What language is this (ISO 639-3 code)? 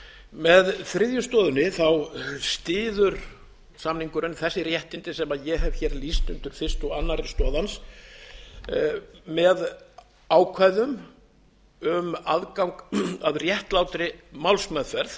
isl